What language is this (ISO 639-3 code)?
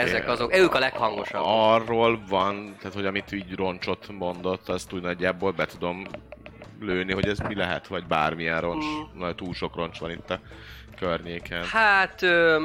hun